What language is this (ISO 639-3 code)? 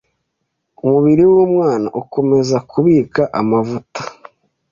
kin